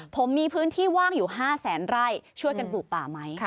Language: Thai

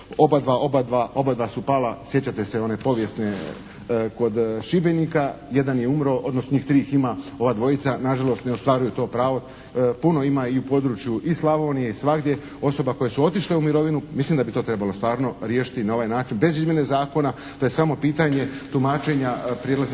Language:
Croatian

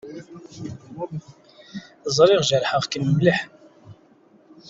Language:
Kabyle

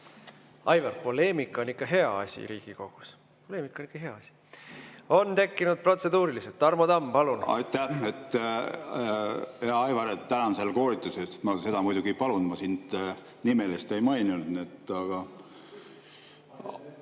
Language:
Estonian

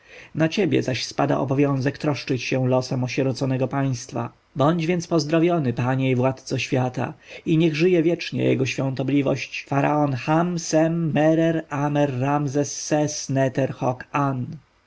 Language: Polish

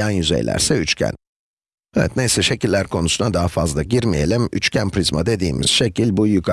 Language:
Turkish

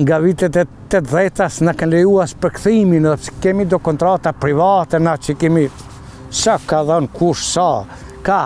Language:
Romanian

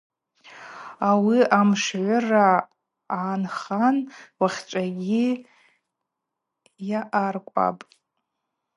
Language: Abaza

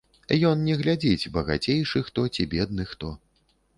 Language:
Belarusian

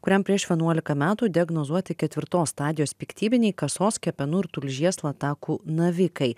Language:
Lithuanian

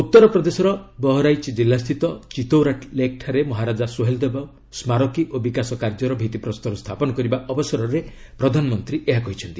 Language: Odia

